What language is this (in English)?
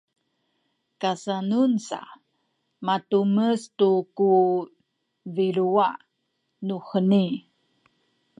Sakizaya